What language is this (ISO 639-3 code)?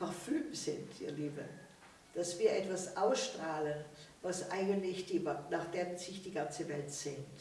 deu